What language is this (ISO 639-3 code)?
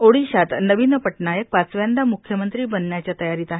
mar